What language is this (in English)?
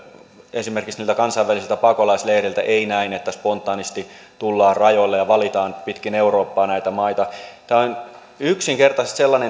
Finnish